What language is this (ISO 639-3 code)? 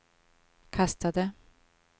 swe